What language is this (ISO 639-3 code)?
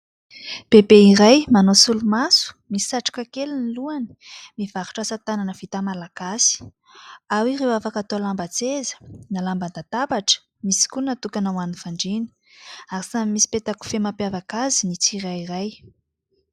mlg